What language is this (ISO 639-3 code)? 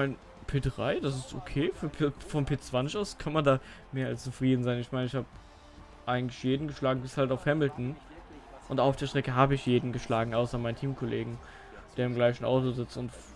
deu